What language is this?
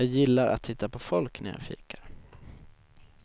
Swedish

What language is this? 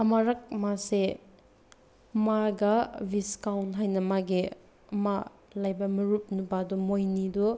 Manipuri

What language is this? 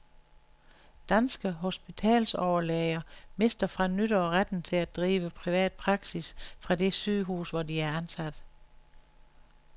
Danish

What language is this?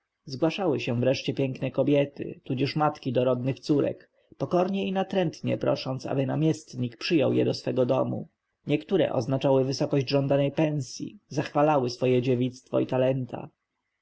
Polish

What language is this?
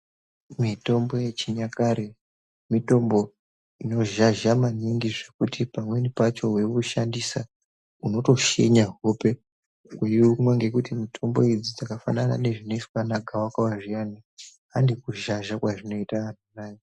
Ndau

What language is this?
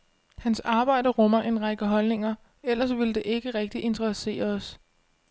Danish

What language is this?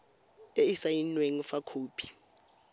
Tswana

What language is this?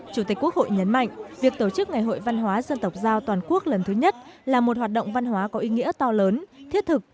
Vietnamese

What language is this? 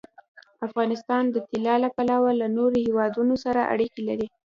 Pashto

